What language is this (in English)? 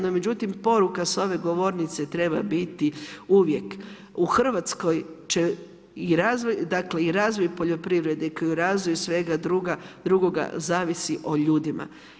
Croatian